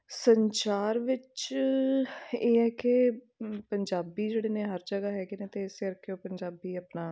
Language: Punjabi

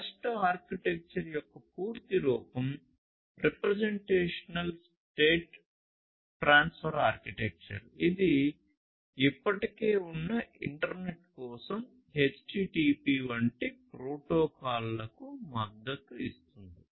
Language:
Telugu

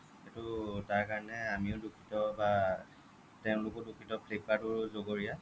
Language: Assamese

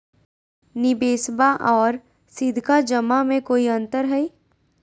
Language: Magahi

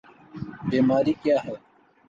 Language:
Urdu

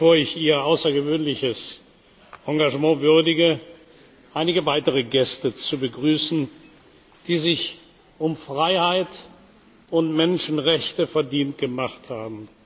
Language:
German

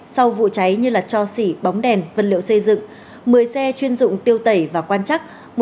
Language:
Vietnamese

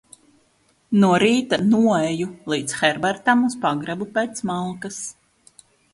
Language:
Latvian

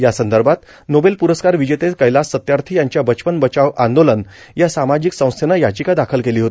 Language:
Marathi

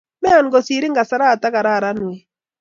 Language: Kalenjin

